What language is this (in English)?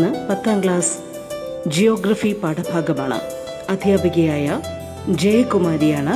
Malayalam